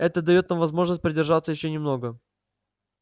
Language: Russian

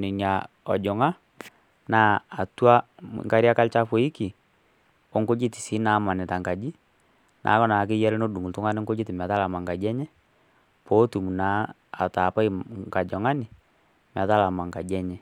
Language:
Masai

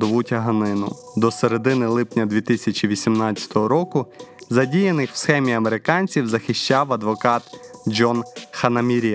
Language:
Ukrainian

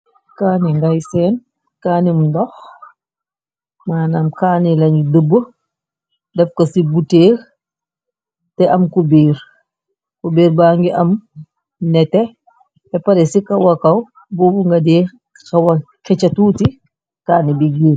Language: Wolof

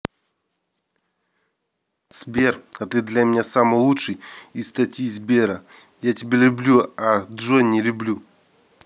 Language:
Russian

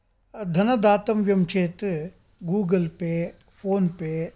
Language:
Sanskrit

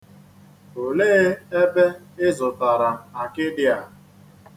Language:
Igbo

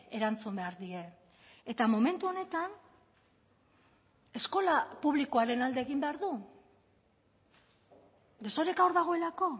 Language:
Basque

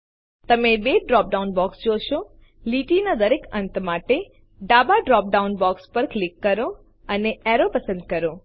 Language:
Gujarati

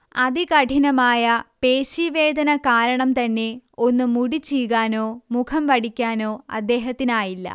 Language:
Malayalam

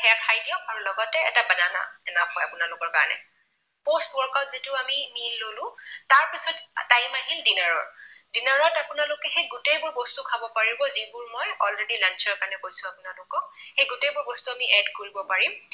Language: Assamese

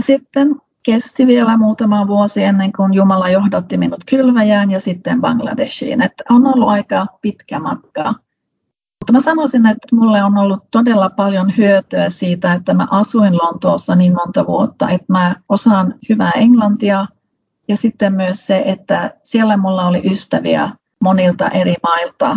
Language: Finnish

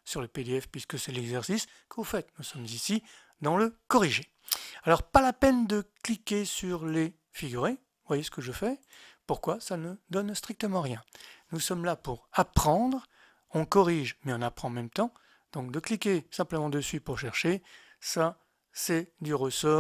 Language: French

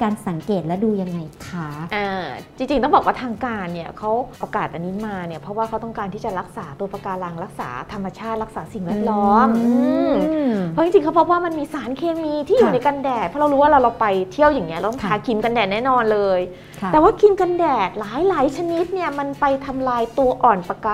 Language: Thai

